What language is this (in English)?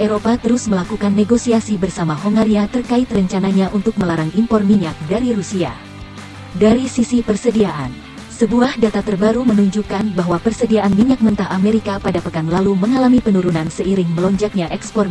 Indonesian